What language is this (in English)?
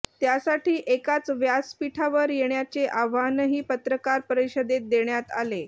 Marathi